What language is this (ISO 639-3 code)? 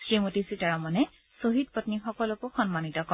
asm